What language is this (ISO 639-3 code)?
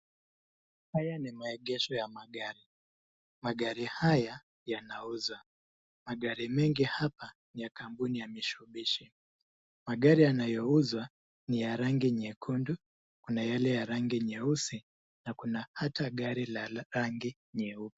swa